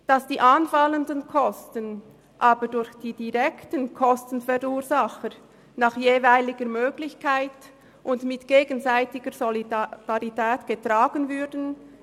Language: Swiss German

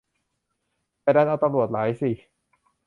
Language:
Thai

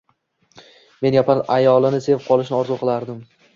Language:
Uzbek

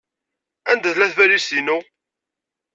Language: Kabyle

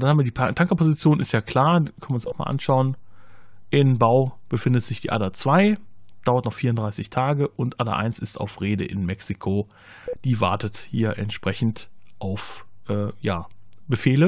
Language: German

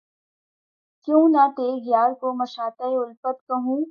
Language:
Urdu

